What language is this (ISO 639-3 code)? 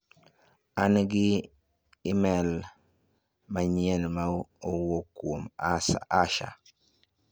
luo